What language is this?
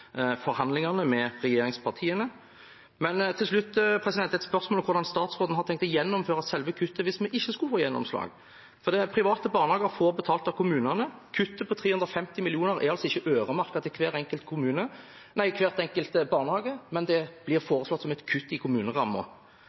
Norwegian Bokmål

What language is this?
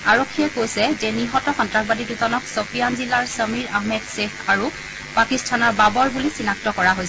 Assamese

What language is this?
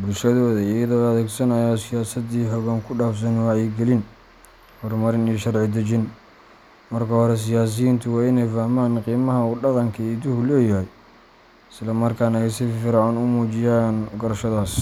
Somali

